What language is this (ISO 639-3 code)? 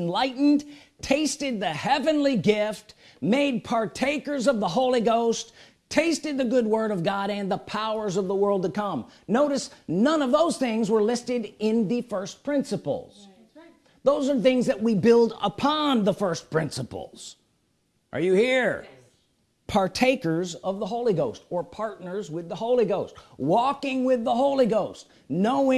eng